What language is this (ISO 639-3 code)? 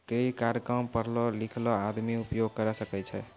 mai